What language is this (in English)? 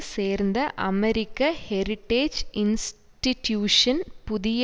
Tamil